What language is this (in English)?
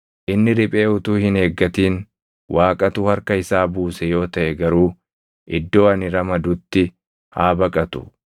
Oromo